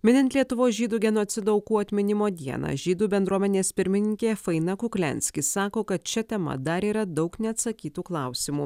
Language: Lithuanian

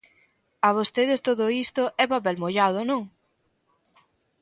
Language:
Galician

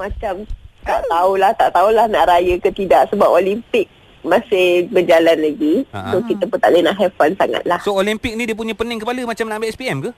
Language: Malay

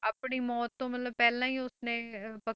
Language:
Punjabi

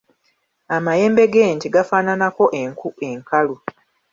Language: Ganda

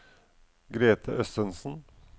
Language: Norwegian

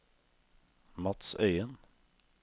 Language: Norwegian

